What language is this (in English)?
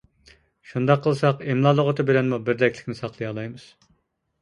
Uyghur